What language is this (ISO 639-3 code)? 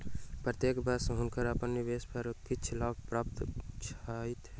mai